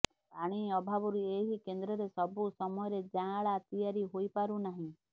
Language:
Odia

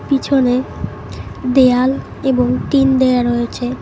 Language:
Bangla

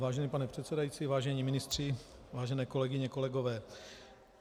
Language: Czech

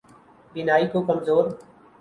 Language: Urdu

